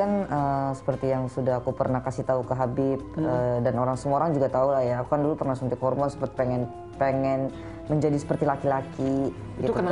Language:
Indonesian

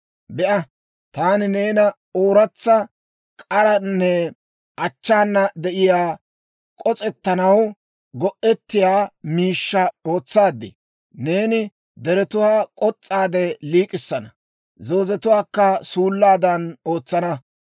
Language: Dawro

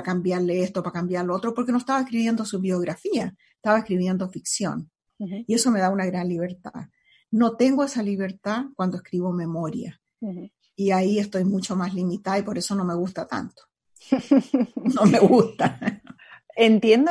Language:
Spanish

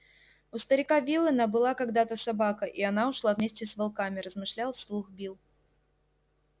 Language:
Russian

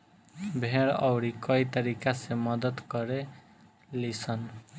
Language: Bhojpuri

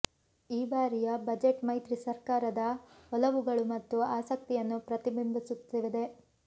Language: Kannada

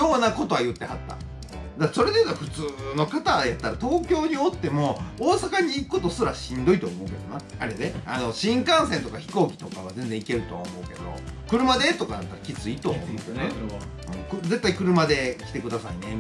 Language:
Japanese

